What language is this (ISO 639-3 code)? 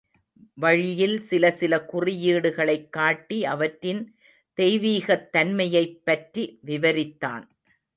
tam